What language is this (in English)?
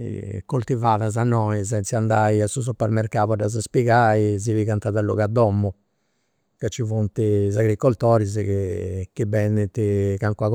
Campidanese Sardinian